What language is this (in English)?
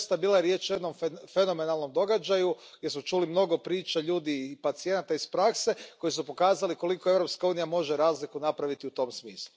Croatian